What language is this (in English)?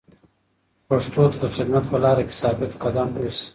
Pashto